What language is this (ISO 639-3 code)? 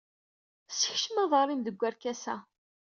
kab